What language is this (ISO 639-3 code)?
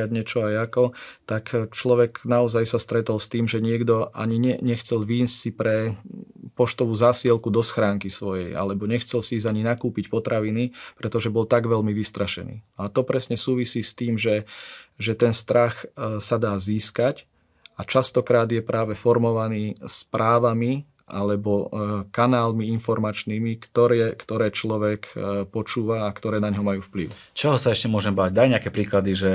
slk